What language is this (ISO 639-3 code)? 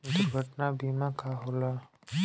bho